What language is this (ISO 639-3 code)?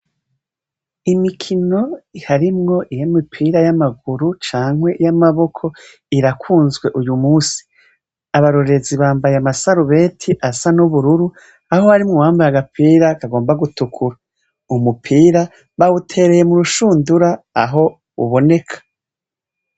run